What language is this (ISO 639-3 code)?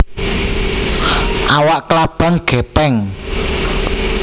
jav